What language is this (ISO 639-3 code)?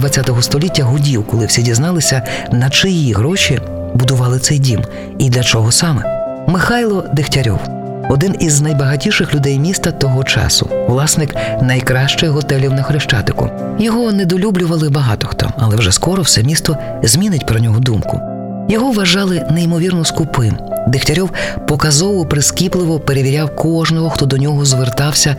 ukr